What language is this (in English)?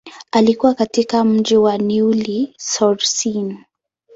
Swahili